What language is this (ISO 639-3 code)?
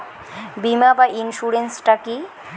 ben